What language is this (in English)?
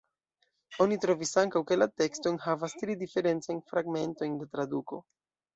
Esperanto